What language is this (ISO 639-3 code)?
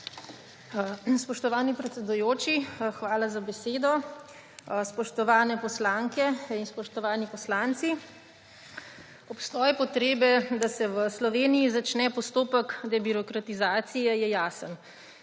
slv